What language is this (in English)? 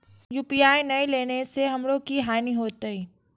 Maithili